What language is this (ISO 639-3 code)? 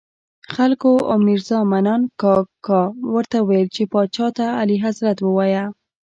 pus